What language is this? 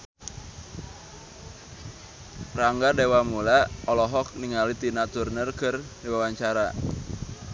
Sundanese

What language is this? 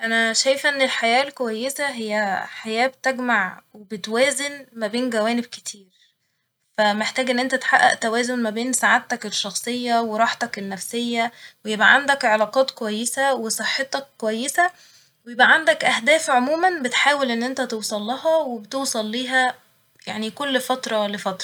Egyptian Arabic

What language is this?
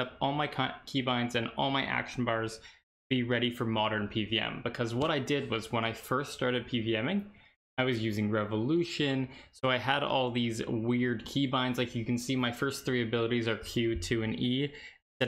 English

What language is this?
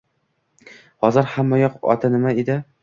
Uzbek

